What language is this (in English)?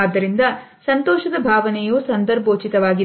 Kannada